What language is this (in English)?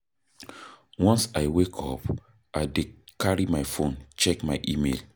Nigerian Pidgin